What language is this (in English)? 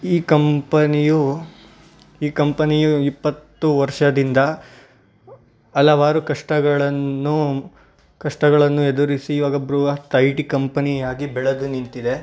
Kannada